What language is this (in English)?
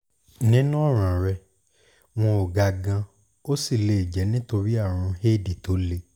Yoruba